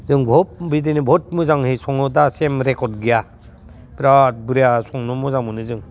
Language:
Bodo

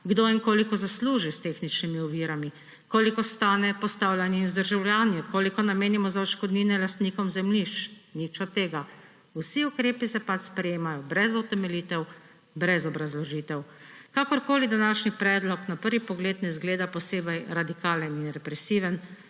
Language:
Slovenian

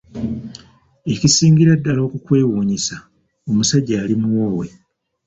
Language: Ganda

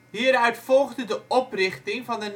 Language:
Dutch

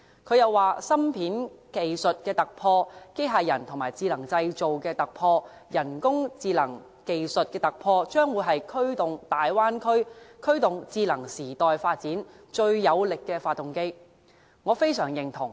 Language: Cantonese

